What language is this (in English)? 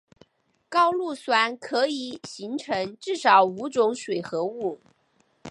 Chinese